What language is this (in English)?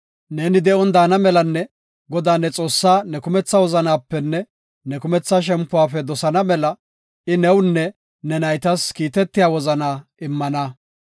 Gofa